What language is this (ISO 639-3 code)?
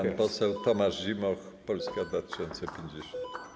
pol